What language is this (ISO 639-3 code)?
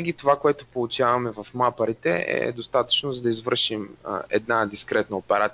bul